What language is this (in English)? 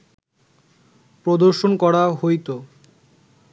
Bangla